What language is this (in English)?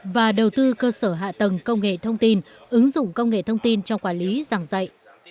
Vietnamese